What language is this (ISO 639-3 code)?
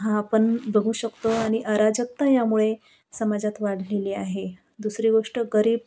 mar